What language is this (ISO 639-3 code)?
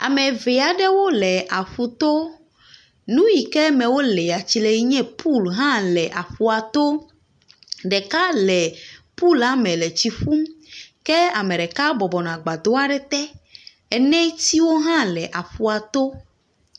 ewe